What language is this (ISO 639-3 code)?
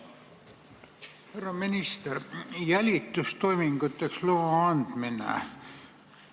est